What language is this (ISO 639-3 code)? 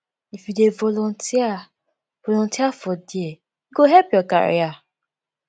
pcm